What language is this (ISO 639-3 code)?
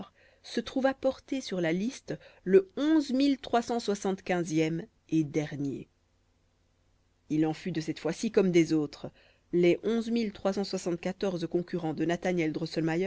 fra